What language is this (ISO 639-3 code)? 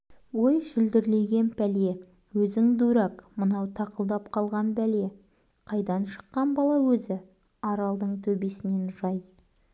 kaz